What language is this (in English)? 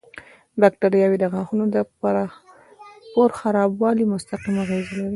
Pashto